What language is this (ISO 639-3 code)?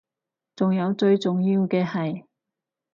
yue